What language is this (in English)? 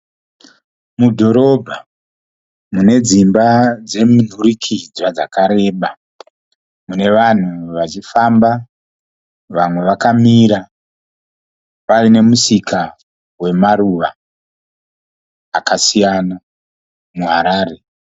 Shona